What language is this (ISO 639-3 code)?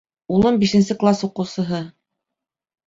bak